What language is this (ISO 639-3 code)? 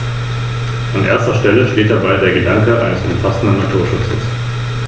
deu